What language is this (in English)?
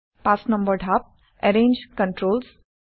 Assamese